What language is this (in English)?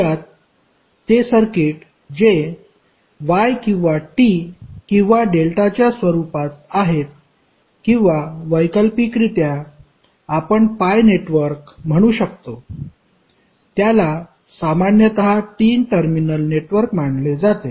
Marathi